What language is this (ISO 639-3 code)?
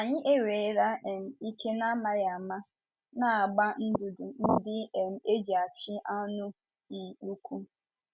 ibo